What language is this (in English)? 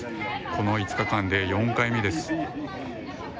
Japanese